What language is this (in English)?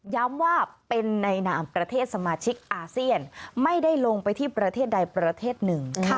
Thai